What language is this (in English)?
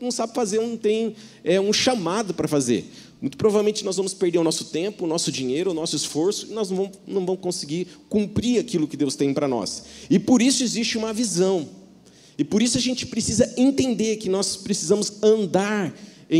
Portuguese